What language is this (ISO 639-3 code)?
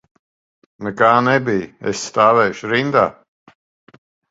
lav